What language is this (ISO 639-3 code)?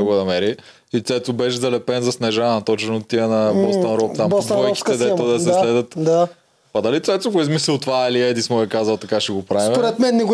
bul